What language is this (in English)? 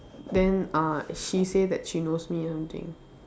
English